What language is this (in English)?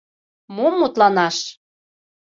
Mari